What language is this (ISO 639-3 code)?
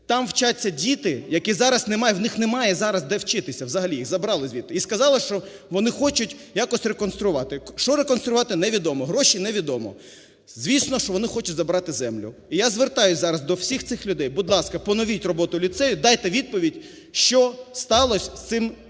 ukr